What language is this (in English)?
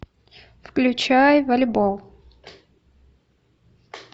Russian